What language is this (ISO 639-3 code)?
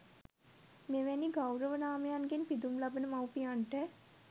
sin